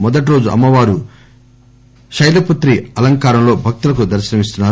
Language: Telugu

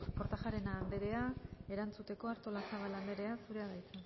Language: Basque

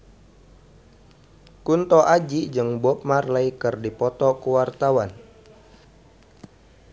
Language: Sundanese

